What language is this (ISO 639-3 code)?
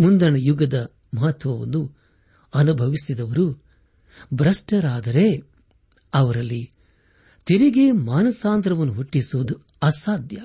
kan